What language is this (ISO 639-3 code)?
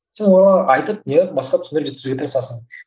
kaz